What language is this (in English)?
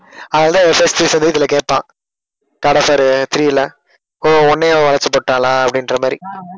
Tamil